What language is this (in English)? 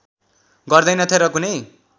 Nepali